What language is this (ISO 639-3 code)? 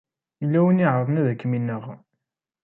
kab